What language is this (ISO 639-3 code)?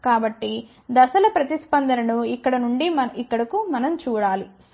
tel